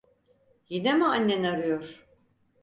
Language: Turkish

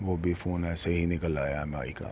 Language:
Urdu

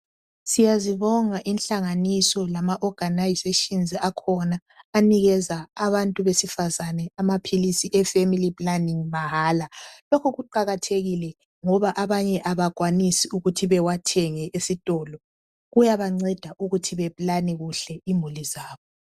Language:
North Ndebele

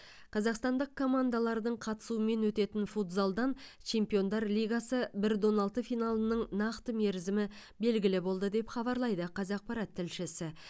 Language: Kazakh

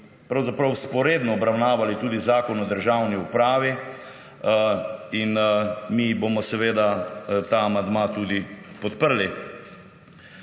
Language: Slovenian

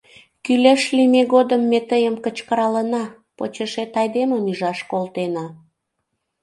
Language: Mari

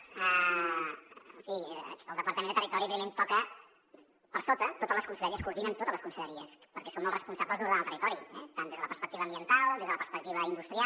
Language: Catalan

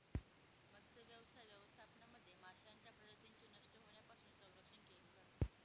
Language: Marathi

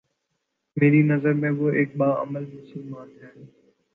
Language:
Urdu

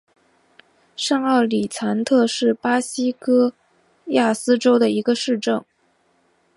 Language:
Chinese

